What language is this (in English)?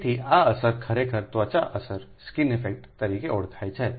Gujarati